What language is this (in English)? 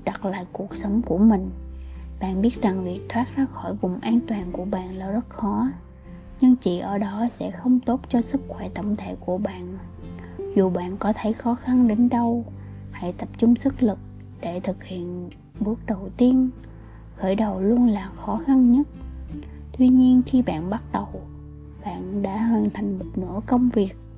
Vietnamese